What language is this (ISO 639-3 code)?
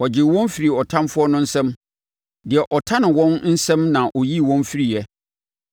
aka